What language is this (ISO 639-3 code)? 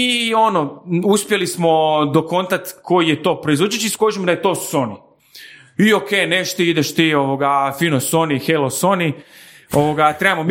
hrv